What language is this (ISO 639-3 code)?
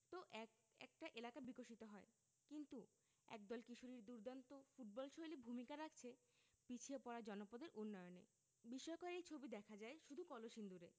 ben